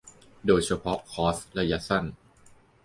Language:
Thai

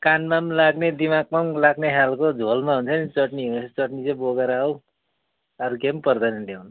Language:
Nepali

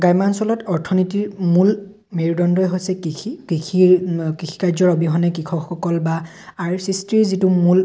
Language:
Assamese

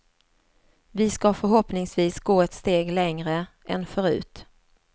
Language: Swedish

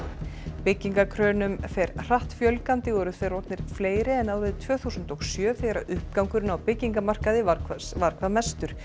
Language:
Icelandic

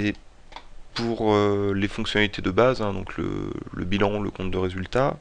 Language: French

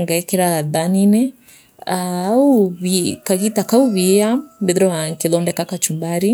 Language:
Meru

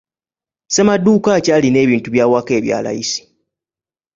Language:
Ganda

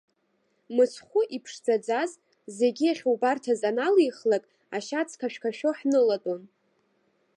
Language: Abkhazian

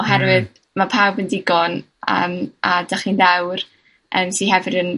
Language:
Welsh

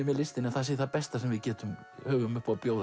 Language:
Icelandic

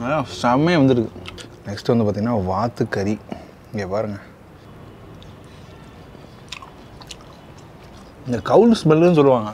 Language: English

